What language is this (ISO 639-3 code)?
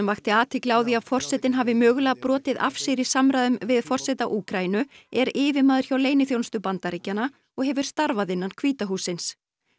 isl